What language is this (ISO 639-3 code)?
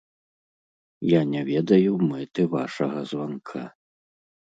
bel